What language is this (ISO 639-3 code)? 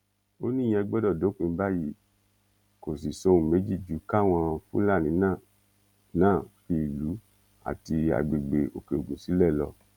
yor